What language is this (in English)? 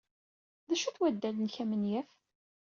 Kabyle